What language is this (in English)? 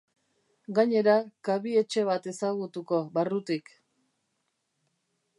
Basque